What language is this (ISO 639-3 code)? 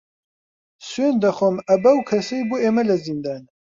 ckb